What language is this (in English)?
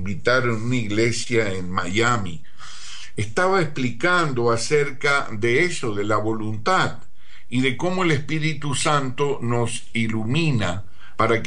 Spanish